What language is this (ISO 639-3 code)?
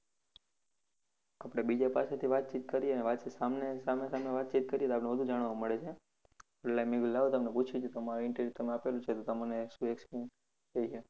guj